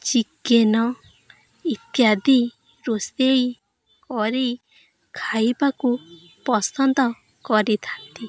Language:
Odia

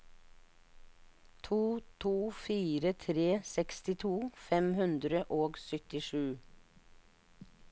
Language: Norwegian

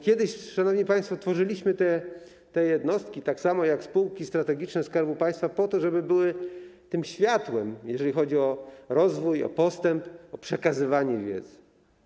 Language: Polish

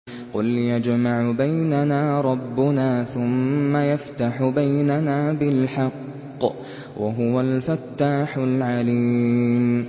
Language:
Arabic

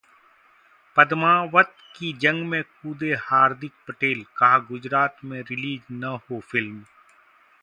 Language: Hindi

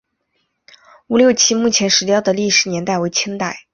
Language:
Chinese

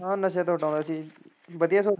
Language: Punjabi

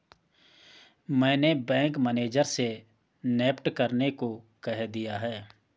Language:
Hindi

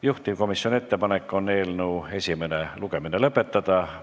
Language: Estonian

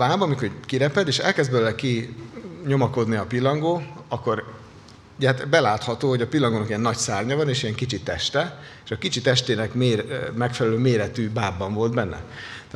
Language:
Hungarian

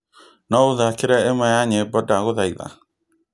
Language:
Kikuyu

